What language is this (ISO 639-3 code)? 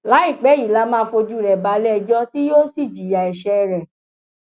yor